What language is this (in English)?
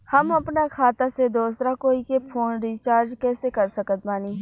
Bhojpuri